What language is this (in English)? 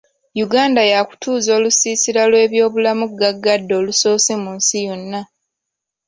Ganda